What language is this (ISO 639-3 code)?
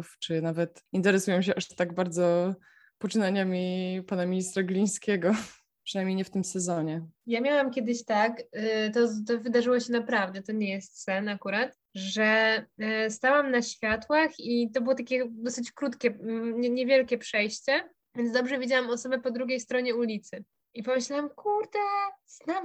pol